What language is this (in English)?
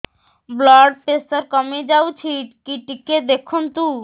Odia